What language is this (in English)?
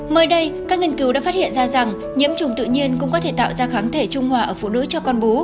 Vietnamese